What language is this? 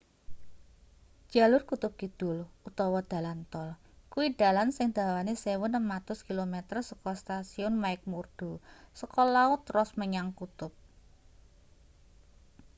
Javanese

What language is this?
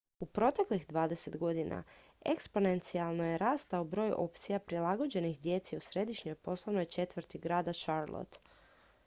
Croatian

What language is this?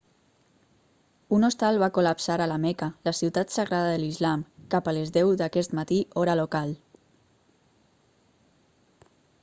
Catalan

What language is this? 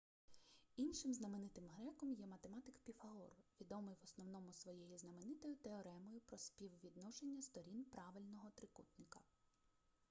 Ukrainian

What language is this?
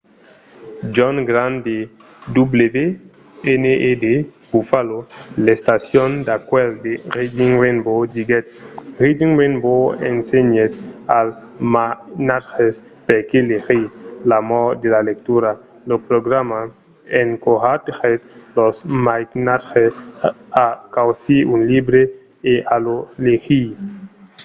Occitan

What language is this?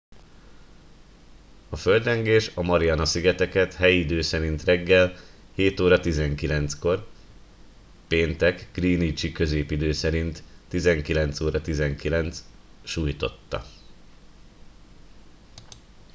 Hungarian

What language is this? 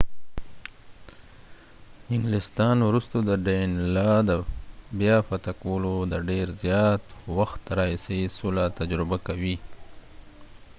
Pashto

